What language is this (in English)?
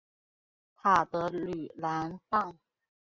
Chinese